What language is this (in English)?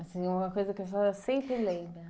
Portuguese